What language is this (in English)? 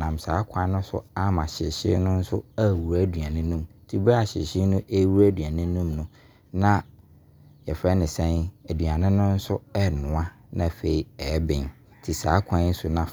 Abron